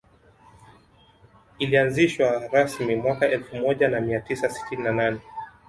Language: Swahili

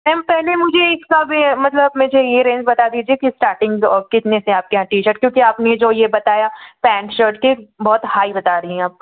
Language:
Hindi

